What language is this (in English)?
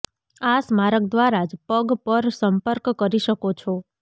Gujarati